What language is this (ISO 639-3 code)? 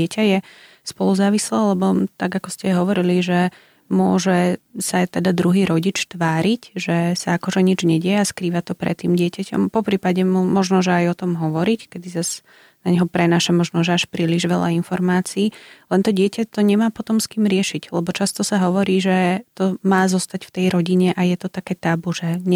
slk